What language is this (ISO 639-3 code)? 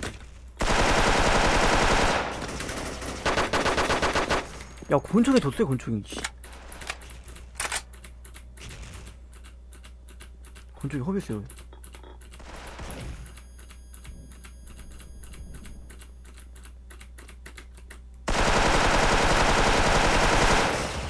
kor